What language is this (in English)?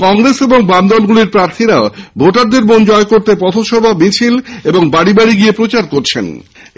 Bangla